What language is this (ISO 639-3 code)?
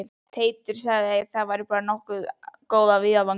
isl